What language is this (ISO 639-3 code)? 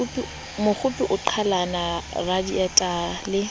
sot